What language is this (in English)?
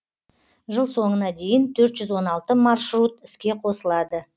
Kazakh